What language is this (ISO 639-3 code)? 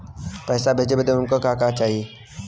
bho